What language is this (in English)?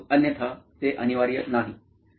Marathi